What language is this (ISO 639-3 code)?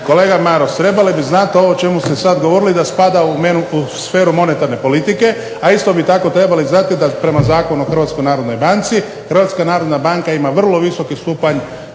hrv